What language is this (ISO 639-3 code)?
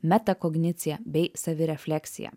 lit